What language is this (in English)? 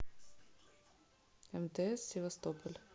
Russian